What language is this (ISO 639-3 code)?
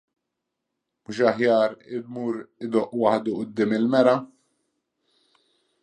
mlt